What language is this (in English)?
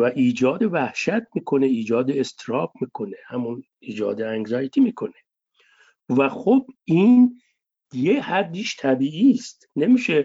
Persian